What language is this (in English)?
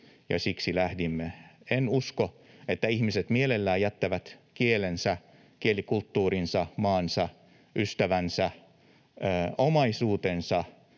Finnish